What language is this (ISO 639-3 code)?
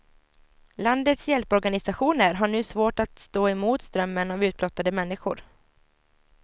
swe